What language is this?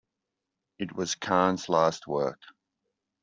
English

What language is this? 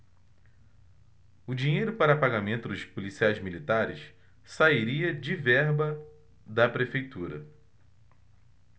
Portuguese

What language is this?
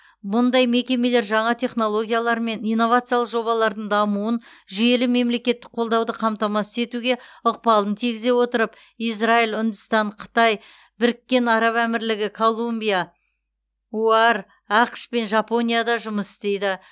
Kazakh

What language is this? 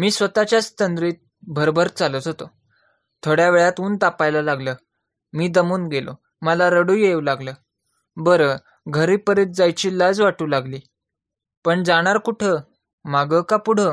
Marathi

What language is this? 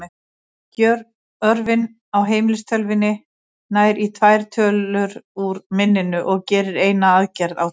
Icelandic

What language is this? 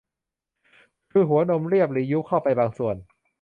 Thai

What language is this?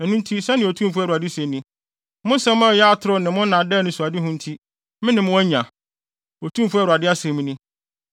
Akan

